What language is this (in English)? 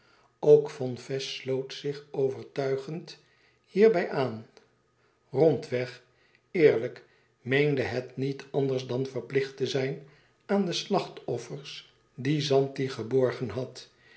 Dutch